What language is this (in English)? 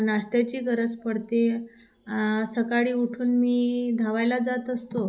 Marathi